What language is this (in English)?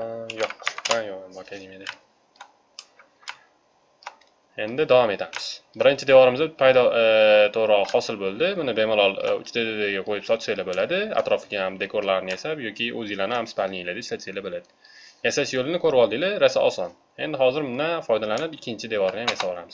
Turkish